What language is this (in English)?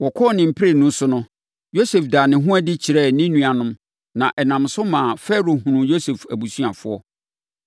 Akan